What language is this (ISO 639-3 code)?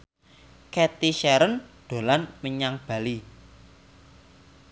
jav